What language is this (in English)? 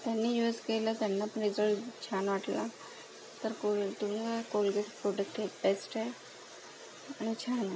Marathi